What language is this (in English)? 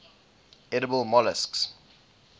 English